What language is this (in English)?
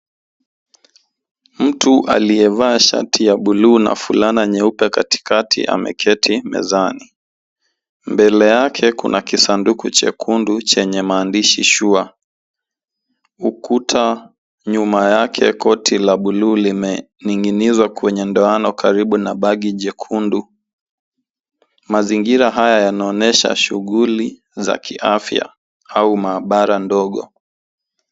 Swahili